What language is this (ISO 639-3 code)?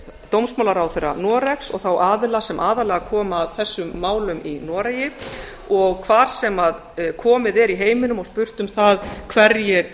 isl